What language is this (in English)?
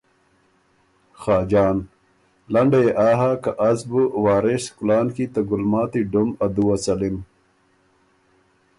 Ormuri